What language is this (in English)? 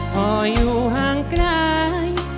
Thai